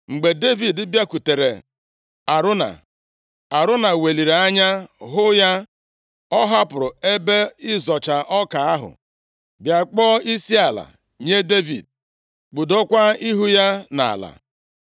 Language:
Igbo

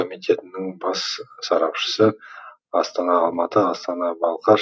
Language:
Kazakh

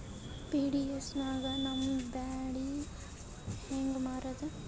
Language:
Kannada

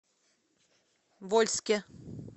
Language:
Russian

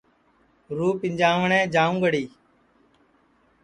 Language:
Sansi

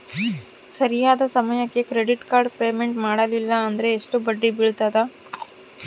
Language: Kannada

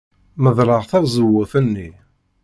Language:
Kabyle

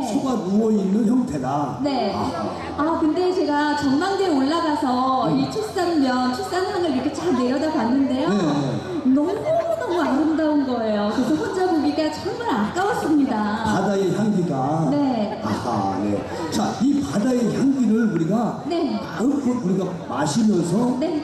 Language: Korean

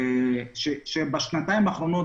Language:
Hebrew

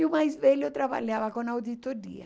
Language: Portuguese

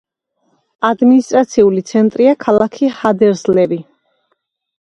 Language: Georgian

